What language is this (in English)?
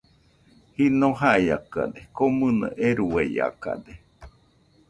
Nüpode Huitoto